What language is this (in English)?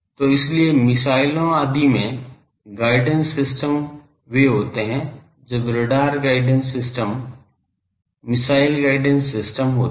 Hindi